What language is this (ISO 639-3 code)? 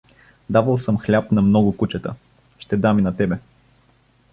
bul